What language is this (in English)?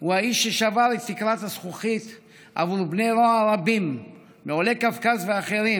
Hebrew